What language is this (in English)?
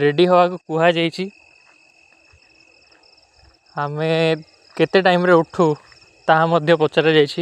Kui (India)